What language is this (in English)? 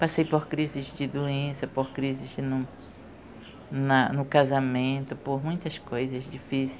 Portuguese